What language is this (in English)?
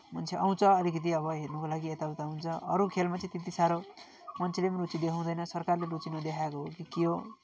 Nepali